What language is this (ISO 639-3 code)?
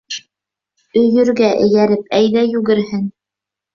bak